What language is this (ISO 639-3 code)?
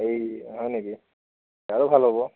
asm